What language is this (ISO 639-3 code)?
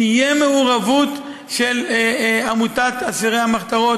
heb